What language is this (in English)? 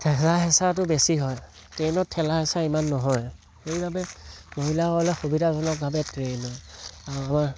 Assamese